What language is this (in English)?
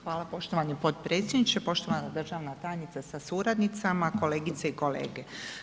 Croatian